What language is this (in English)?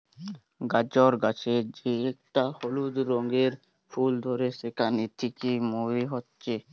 Bangla